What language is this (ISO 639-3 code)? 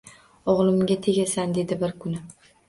uzb